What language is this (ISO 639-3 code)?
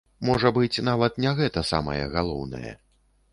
bel